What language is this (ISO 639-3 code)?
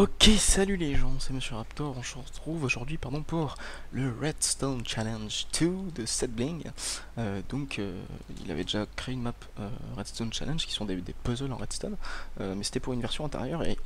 fra